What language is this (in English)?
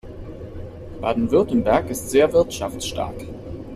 German